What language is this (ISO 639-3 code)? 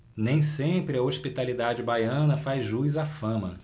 por